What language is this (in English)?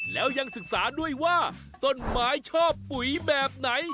Thai